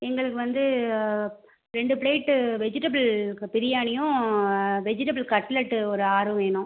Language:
Tamil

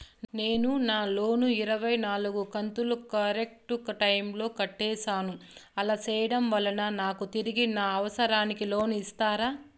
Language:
Telugu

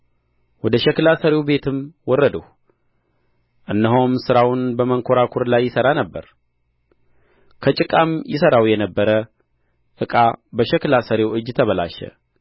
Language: Amharic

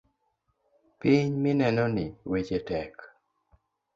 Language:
Luo (Kenya and Tanzania)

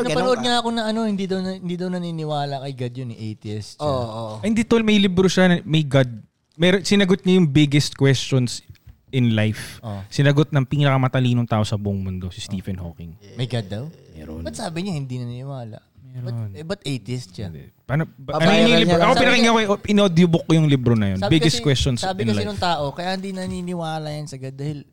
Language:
Filipino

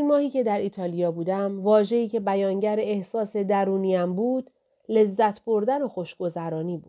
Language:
Persian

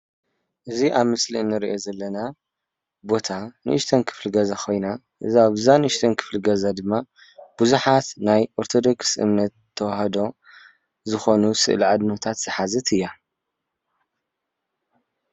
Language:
Tigrinya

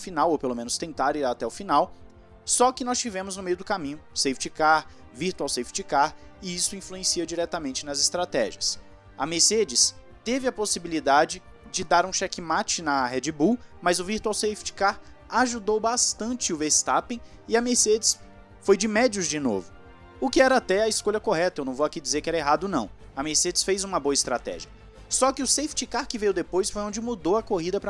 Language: Portuguese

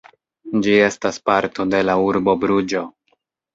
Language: Esperanto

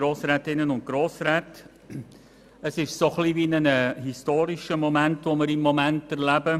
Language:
Swiss German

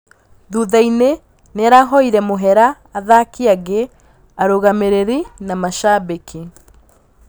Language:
Kikuyu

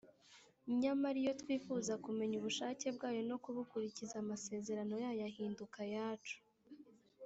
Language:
Kinyarwanda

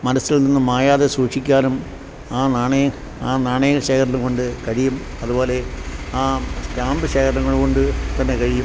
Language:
Malayalam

